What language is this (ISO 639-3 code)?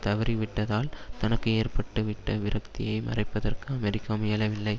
tam